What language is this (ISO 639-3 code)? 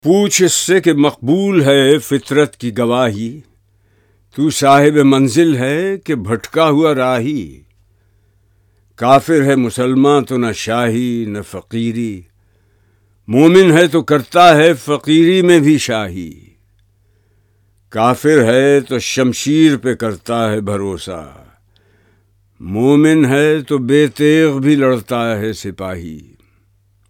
urd